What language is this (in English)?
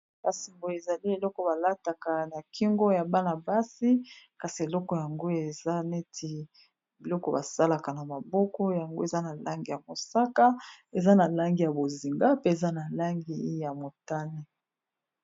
Lingala